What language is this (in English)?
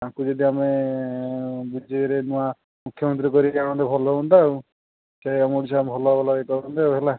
Odia